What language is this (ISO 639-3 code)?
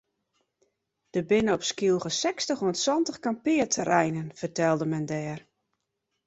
fry